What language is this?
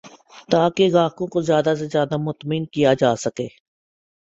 Urdu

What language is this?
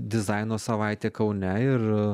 Lithuanian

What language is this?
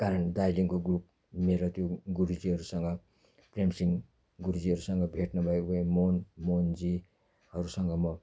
Nepali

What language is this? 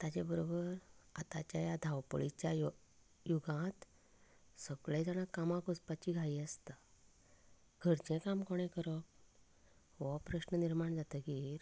Konkani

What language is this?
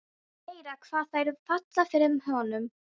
Icelandic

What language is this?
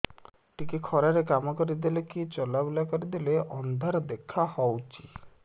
Odia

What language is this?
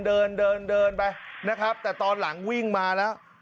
Thai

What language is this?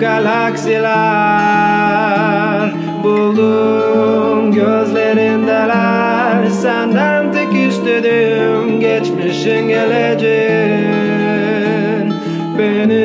Turkish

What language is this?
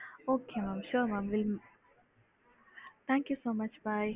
Tamil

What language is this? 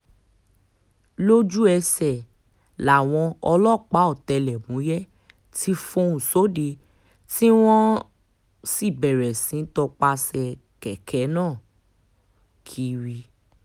Yoruba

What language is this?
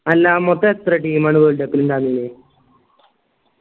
Malayalam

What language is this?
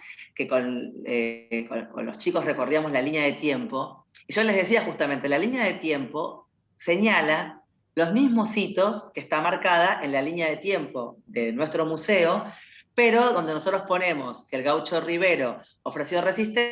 Spanish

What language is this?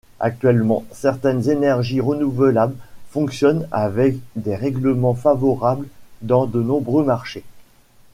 French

